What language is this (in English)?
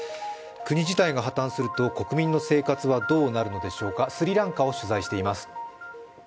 Japanese